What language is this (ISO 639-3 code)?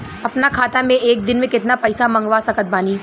bho